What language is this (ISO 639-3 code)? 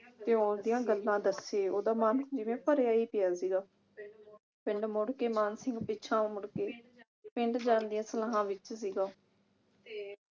pan